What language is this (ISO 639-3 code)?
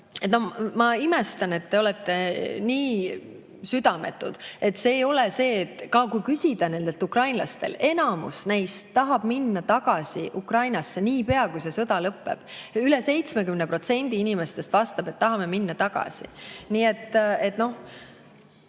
est